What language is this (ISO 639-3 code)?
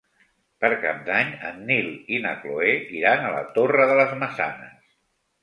cat